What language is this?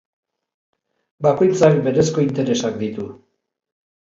Basque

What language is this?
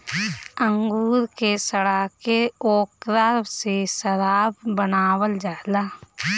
Bhojpuri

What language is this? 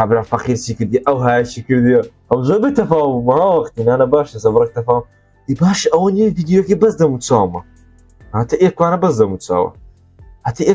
Arabic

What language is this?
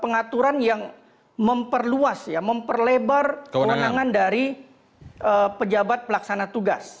Indonesian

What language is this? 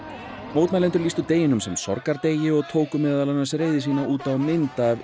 Icelandic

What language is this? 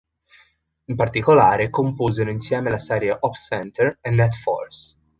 Italian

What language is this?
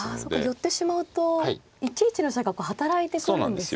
Japanese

